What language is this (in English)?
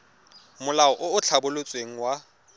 Tswana